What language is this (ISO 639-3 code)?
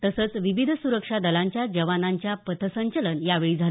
mar